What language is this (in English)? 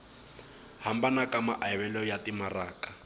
Tsonga